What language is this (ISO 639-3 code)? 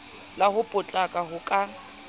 sot